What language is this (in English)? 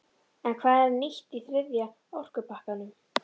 Icelandic